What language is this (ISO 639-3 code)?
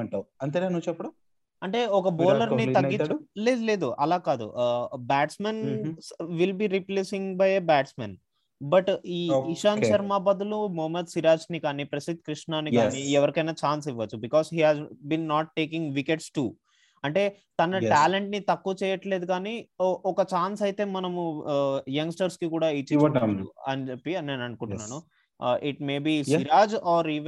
tel